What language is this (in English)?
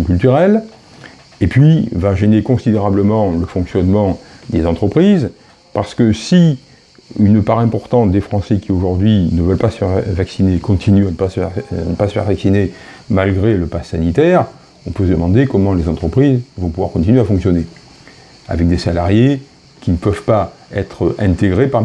French